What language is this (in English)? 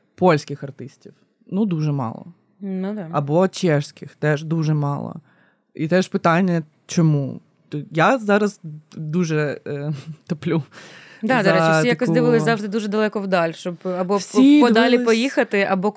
Ukrainian